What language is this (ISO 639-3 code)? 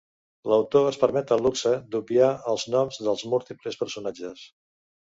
cat